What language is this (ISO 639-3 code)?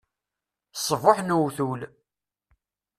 kab